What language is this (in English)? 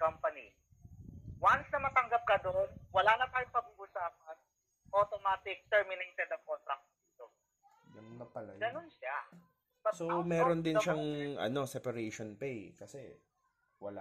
Filipino